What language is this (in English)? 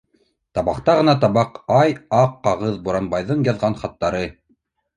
Bashkir